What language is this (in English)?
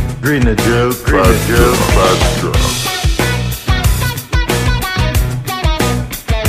Filipino